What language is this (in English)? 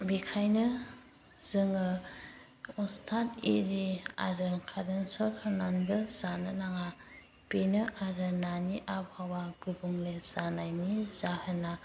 Bodo